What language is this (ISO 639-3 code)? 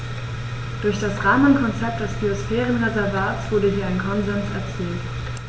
deu